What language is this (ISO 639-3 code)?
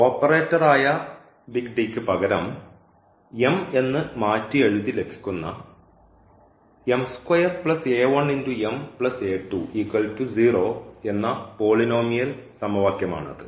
mal